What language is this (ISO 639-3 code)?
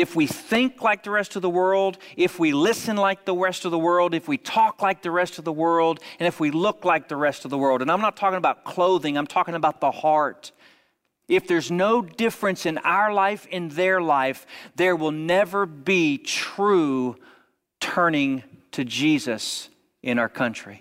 eng